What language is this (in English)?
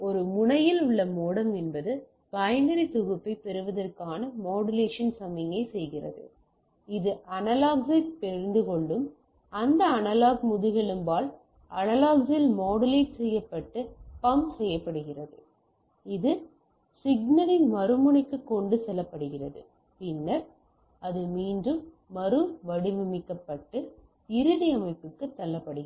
Tamil